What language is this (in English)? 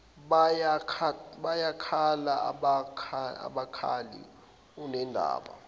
Zulu